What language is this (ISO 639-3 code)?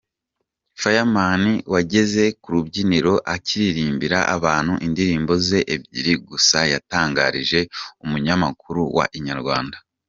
kin